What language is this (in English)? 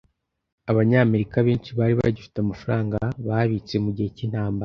Kinyarwanda